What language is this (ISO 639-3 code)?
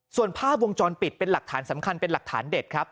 tha